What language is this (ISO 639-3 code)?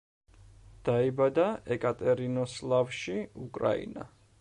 kat